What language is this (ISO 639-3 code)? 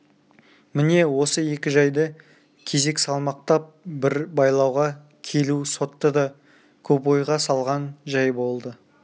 kaz